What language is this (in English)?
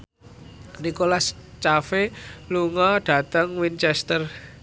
Javanese